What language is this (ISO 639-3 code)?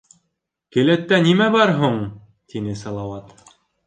bak